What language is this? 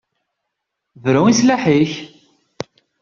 Kabyle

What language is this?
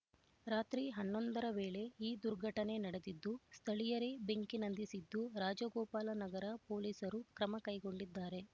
Kannada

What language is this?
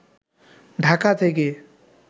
Bangla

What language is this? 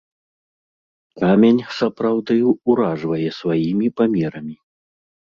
Belarusian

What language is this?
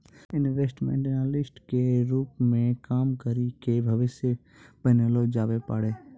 Maithili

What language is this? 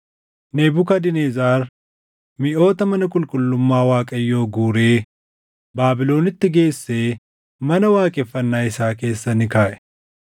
Oromo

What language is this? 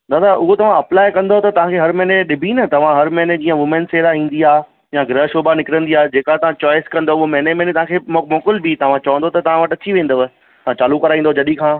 Sindhi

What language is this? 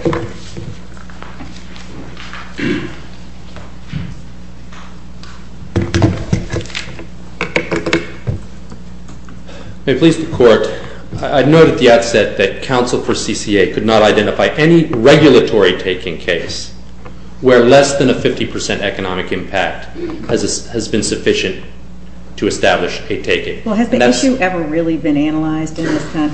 English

